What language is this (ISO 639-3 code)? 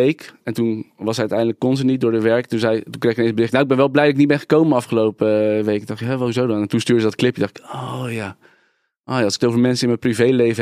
nld